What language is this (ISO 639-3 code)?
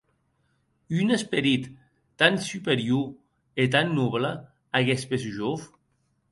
oci